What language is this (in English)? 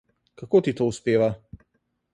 Slovenian